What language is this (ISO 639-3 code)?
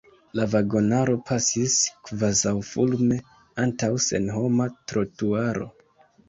epo